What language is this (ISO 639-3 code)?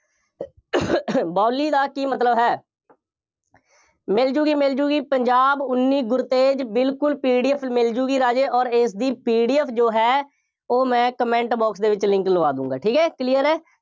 pan